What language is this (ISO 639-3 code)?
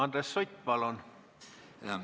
est